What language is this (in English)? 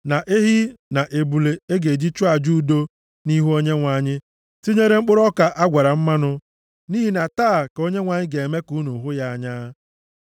Igbo